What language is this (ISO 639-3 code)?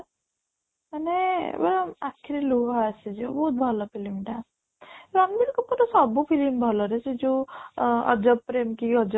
ori